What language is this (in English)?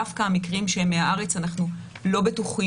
Hebrew